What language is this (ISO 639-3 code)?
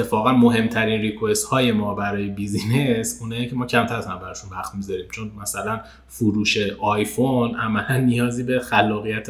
fas